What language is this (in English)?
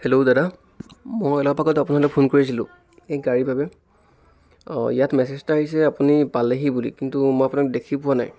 Assamese